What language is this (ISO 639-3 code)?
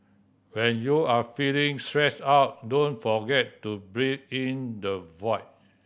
eng